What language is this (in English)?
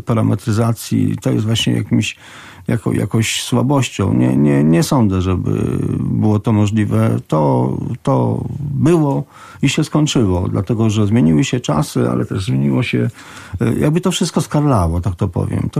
Polish